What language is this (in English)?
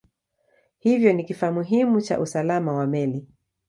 Swahili